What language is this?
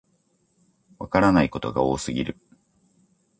Japanese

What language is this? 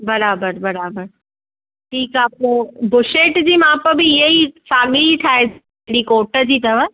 Sindhi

